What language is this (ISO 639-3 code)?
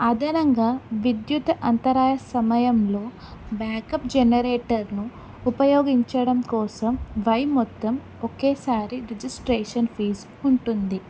tel